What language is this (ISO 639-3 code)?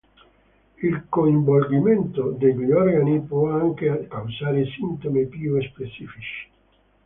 ita